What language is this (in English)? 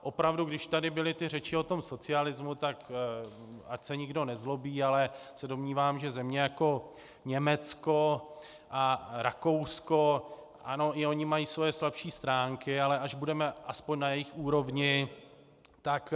Czech